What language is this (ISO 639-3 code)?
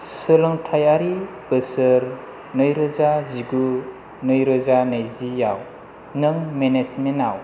brx